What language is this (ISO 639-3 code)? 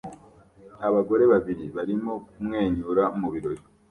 kin